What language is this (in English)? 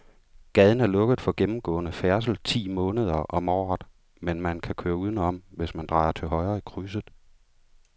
Danish